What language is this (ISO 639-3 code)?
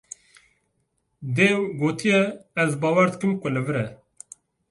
kur